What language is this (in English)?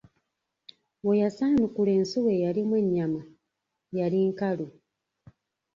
Ganda